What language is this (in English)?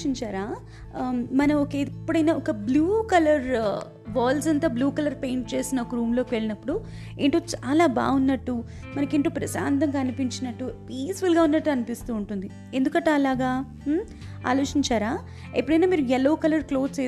Telugu